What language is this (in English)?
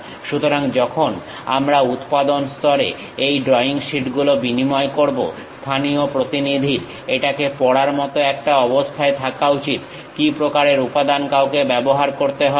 Bangla